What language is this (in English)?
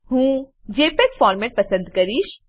Gujarati